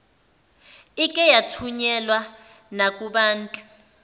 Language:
Zulu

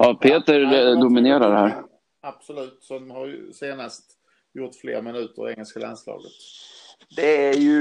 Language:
Swedish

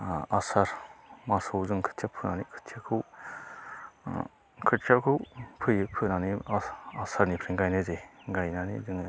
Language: Bodo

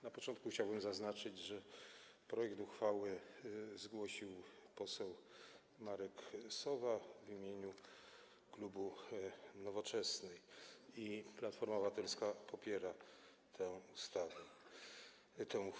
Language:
Polish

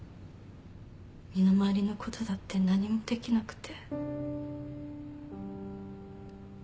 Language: Japanese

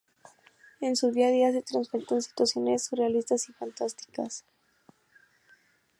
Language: Spanish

